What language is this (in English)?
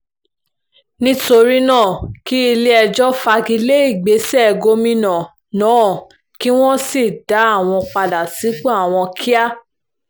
Yoruba